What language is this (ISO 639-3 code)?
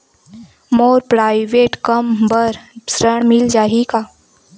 hne